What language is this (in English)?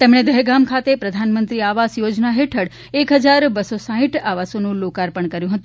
Gujarati